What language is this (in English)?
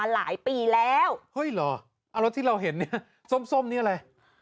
Thai